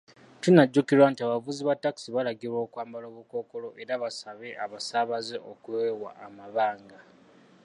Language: Ganda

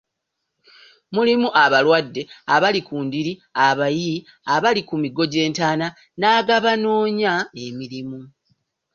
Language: Ganda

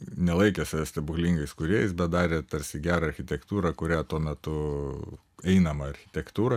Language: Lithuanian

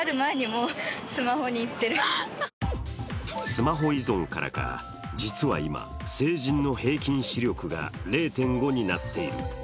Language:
Japanese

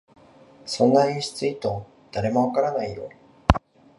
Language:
Japanese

